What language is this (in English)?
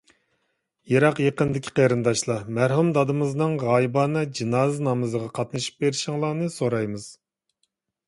Uyghur